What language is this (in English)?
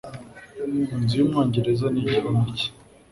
Kinyarwanda